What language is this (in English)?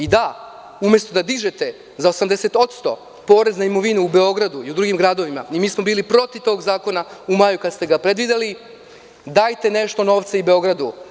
Serbian